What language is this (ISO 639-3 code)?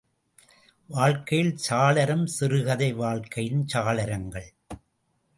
tam